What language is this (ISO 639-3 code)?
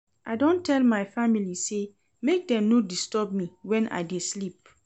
pcm